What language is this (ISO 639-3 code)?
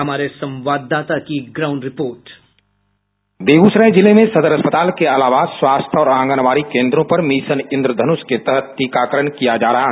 hin